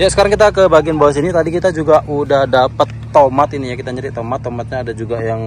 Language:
Indonesian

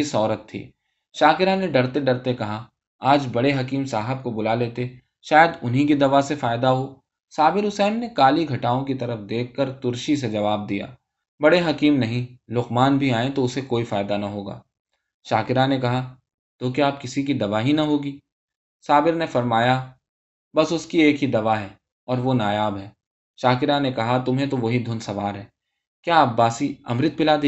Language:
Urdu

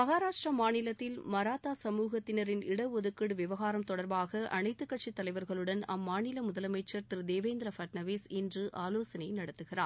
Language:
Tamil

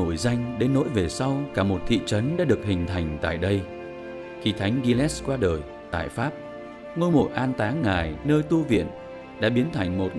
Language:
Vietnamese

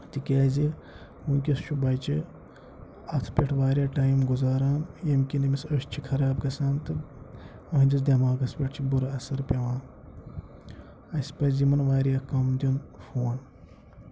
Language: Kashmiri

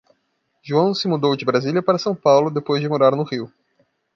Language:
Portuguese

